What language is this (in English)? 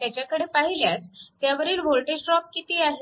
Marathi